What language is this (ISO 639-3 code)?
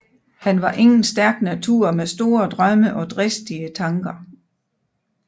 dan